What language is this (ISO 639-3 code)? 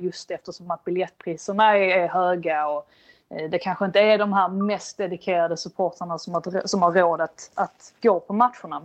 swe